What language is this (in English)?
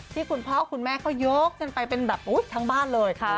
Thai